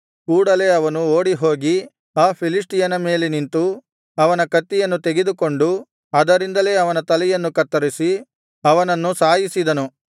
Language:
Kannada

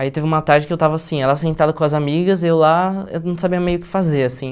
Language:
Portuguese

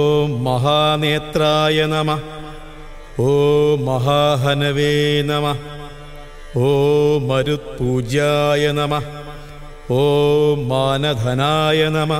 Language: Arabic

